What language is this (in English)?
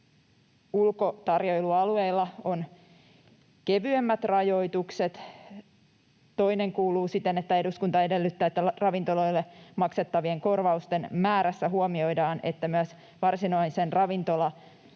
Finnish